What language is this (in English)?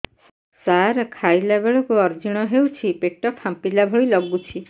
Odia